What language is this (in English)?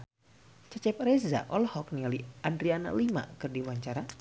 Sundanese